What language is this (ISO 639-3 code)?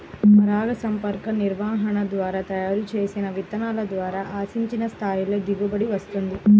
tel